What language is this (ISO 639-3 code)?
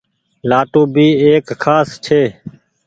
gig